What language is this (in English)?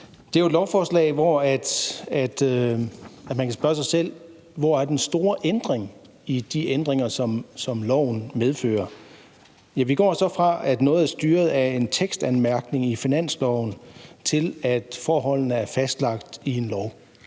Danish